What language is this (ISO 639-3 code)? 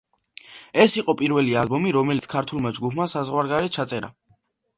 kat